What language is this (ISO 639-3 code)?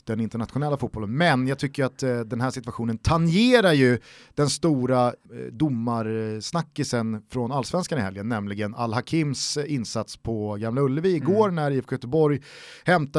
swe